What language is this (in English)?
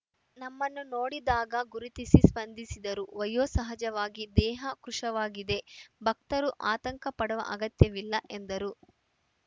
Kannada